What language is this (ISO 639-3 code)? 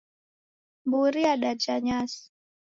dav